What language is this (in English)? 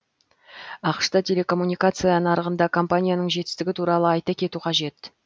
Kazakh